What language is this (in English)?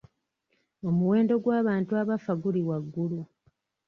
Ganda